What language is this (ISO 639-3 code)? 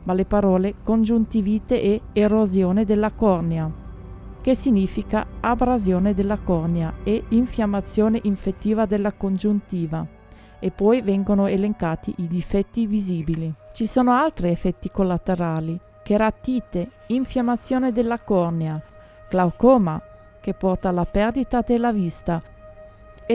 ita